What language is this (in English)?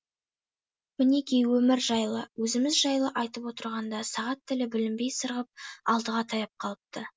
Kazakh